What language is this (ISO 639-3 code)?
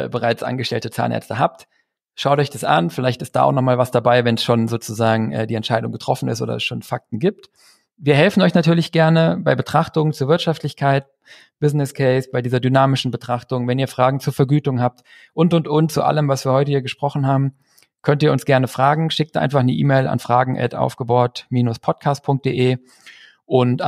deu